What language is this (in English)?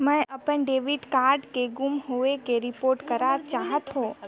Chhattisgarhi